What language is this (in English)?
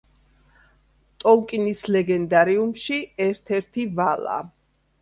Georgian